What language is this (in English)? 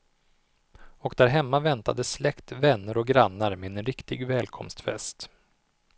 Swedish